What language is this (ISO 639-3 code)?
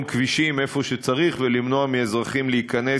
heb